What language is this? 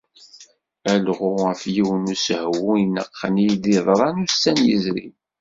Kabyle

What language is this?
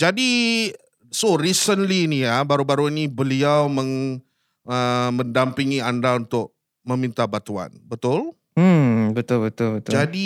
Malay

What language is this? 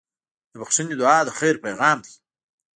Pashto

